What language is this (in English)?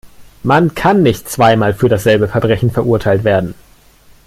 German